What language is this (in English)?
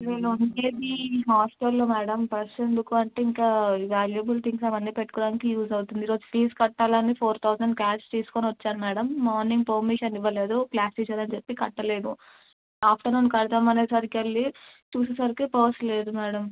Telugu